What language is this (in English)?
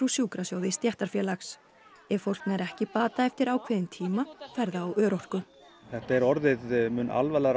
Icelandic